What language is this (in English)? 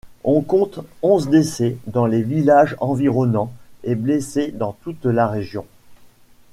French